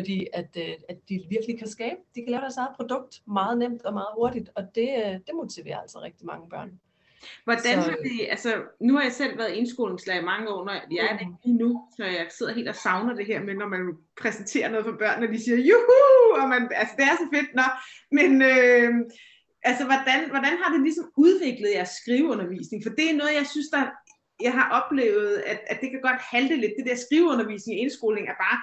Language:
Danish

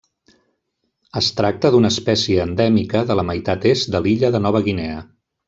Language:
Catalan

